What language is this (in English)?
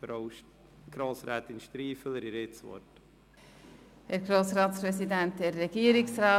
Swiss German